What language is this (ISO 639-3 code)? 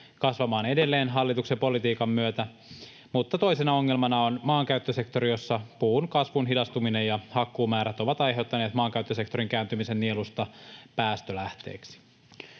fin